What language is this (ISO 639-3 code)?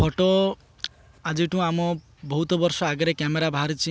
ori